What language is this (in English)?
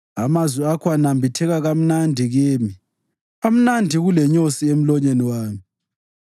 North Ndebele